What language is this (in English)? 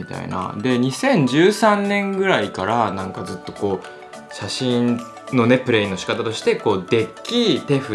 Japanese